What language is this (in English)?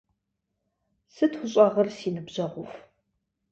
Kabardian